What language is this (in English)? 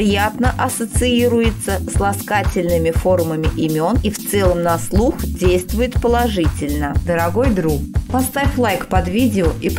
Russian